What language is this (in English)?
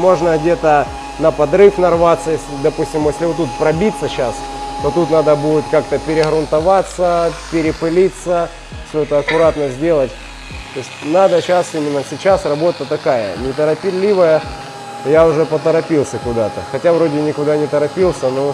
Russian